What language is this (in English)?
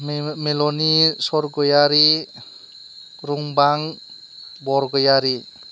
Bodo